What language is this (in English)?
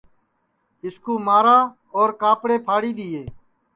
Sansi